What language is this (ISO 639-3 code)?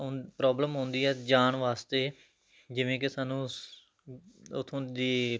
pan